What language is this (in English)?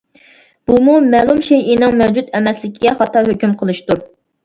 Uyghur